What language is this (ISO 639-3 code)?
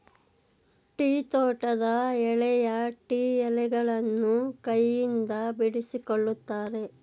kan